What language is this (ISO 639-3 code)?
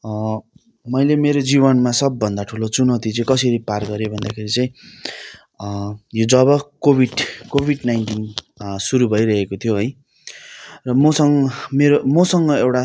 nep